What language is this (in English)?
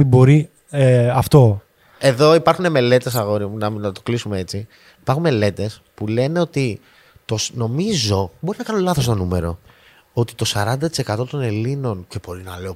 Greek